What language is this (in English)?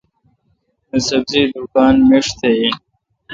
Kalkoti